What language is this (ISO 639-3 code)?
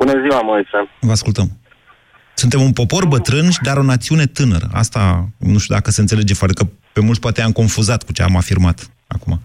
ron